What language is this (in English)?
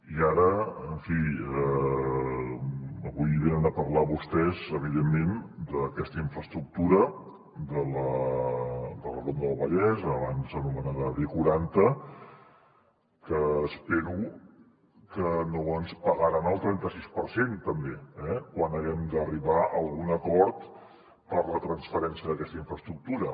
Catalan